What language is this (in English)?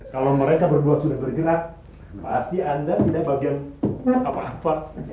Indonesian